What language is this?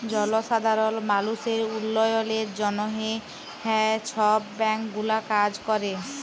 Bangla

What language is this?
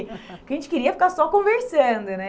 Portuguese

